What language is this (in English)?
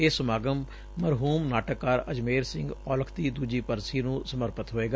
Punjabi